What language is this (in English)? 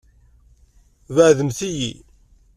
Kabyle